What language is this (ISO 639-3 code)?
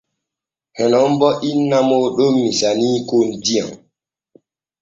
fue